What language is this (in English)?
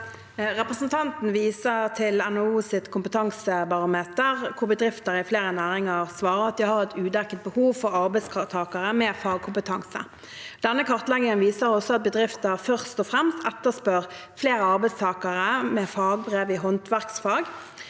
Norwegian